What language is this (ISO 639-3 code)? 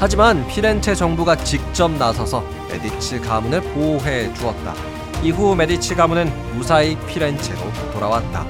kor